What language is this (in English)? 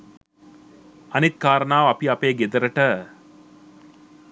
Sinhala